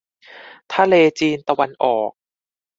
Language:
Thai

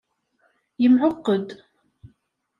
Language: Kabyle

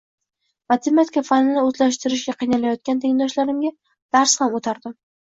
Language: Uzbek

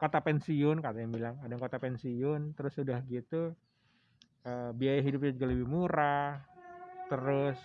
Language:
Indonesian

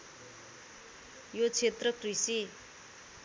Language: Nepali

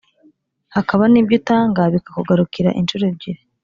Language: Kinyarwanda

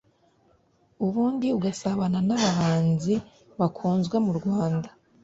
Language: Kinyarwanda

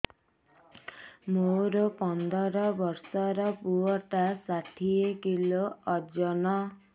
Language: Odia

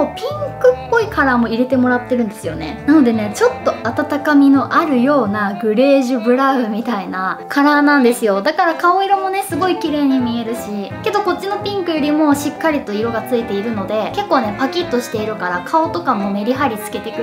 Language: Japanese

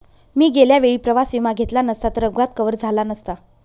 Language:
Marathi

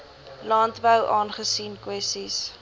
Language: Afrikaans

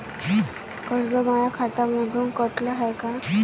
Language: Marathi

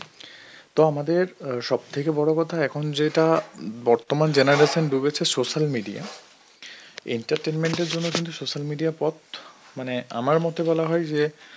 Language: Bangla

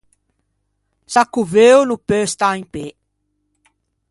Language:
Ligurian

